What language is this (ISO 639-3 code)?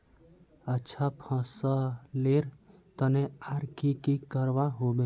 mag